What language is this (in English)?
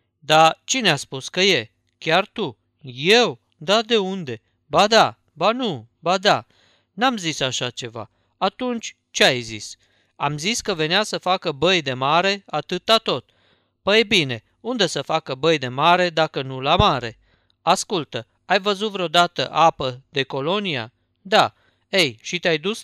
Romanian